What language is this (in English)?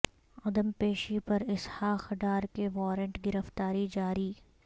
Urdu